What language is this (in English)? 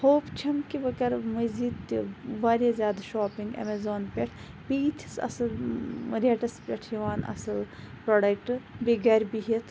Kashmiri